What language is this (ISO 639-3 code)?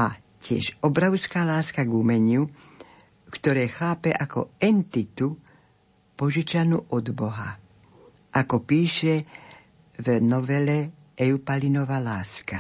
slk